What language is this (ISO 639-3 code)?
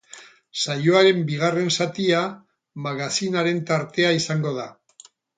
eus